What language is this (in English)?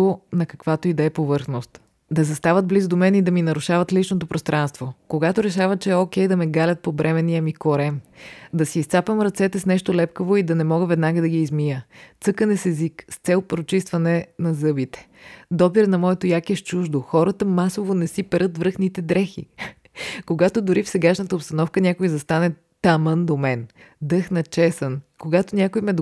Bulgarian